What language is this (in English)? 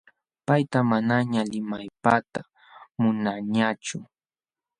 Jauja Wanca Quechua